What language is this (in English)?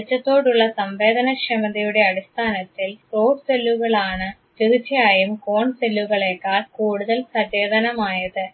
Malayalam